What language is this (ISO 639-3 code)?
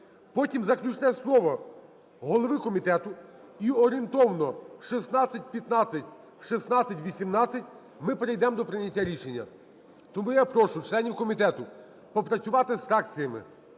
ukr